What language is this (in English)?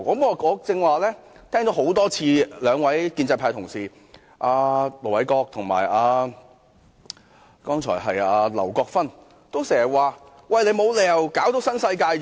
Cantonese